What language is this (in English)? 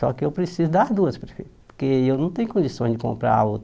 Portuguese